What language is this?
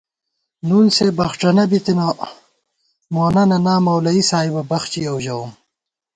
Gawar-Bati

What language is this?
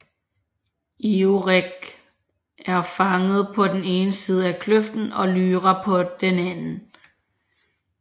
Danish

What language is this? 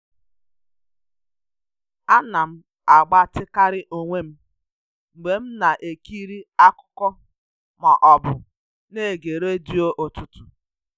Igbo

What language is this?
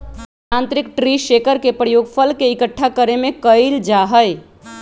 Magahi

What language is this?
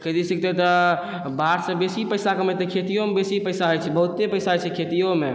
Maithili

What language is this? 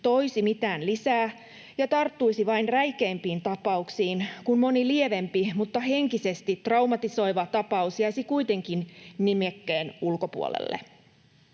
Finnish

